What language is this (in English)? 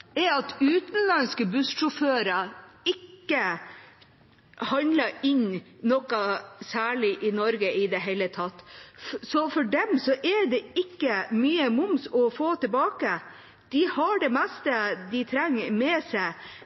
Norwegian Bokmål